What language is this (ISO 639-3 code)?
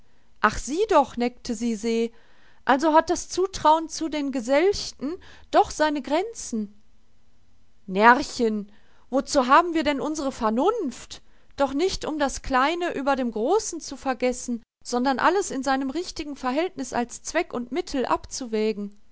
deu